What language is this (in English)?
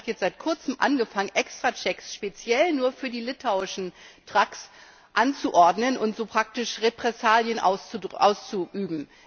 German